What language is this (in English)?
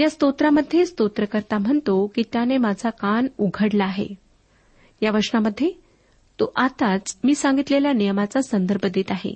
Marathi